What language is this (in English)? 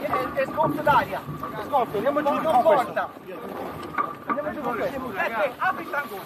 Italian